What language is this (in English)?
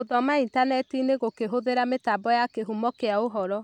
Kikuyu